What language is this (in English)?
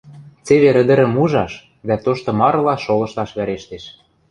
Western Mari